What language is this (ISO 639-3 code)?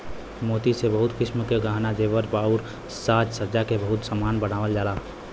bho